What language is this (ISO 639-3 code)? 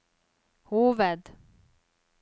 nor